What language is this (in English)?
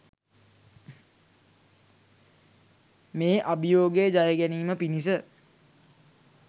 Sinhala